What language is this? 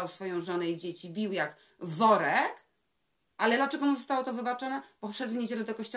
Polish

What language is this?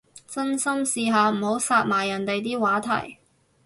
Cantonese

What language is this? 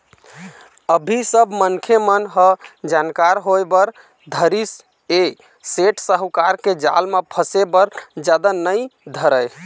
Chhattisgarhi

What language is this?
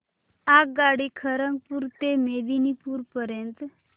Marathi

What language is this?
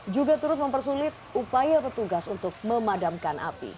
Indonesian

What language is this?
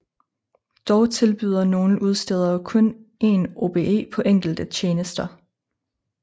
Danish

